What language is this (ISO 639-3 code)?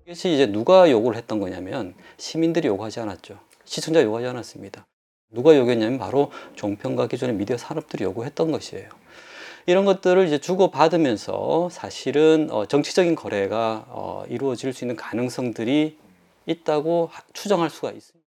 kor